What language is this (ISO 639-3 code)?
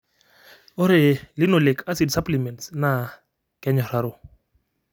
mas